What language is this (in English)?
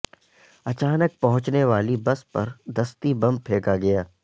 Urdu